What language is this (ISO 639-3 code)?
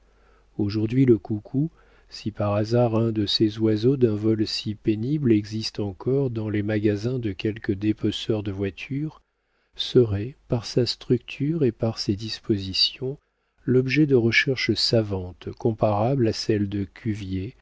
fra